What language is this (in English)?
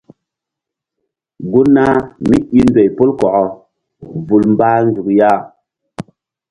Mbum